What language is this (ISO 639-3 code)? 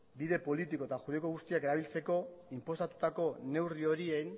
eus